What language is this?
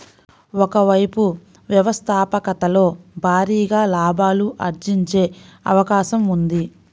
Telugu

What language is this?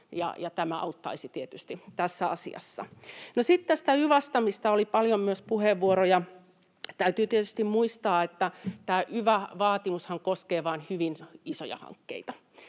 Finnish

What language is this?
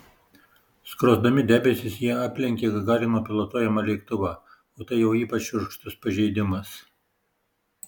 Lithuanian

